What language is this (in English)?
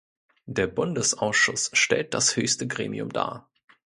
German